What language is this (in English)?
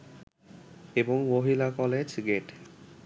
Bangla